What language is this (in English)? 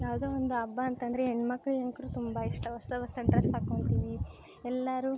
Kannada